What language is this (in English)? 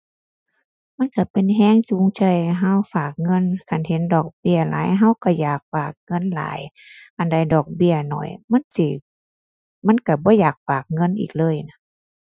Thai